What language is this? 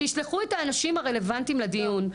Hebrew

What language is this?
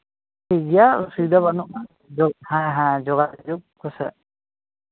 Santali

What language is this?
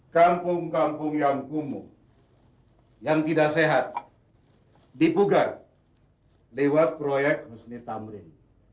Indonesian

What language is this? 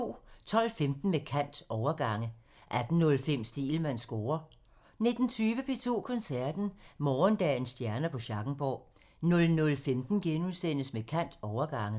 Danish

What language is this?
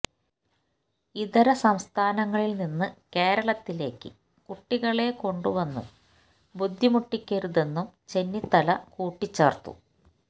Malayalam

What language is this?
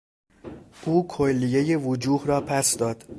Persian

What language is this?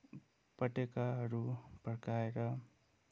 Nepali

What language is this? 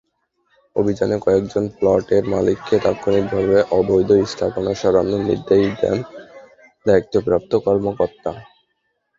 Bangla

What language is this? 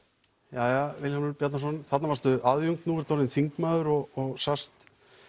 Icelandic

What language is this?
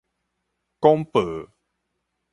Min Nan Chinese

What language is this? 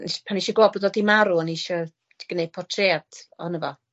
Welsh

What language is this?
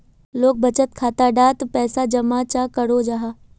Magahi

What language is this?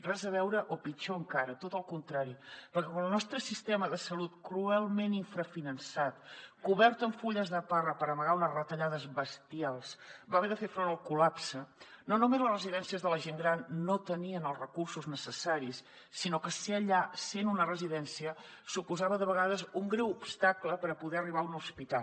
Catalan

